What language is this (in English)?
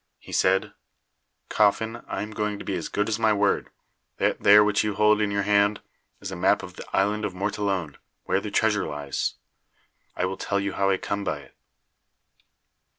English